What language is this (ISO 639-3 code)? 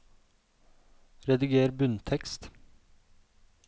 nor